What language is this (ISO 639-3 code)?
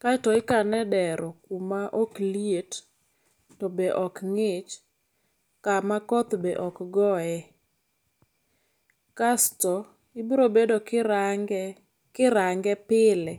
luo